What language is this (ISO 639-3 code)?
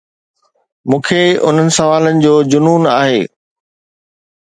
snd